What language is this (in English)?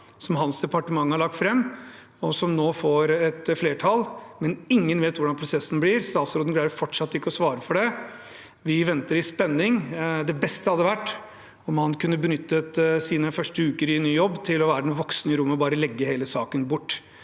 Norwegian